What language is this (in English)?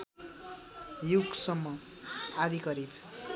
Nepali